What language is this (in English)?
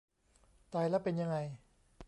Thai